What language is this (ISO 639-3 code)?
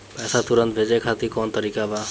bho